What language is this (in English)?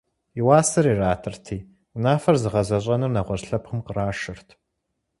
Kabardian